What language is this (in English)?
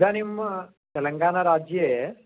Sanskrit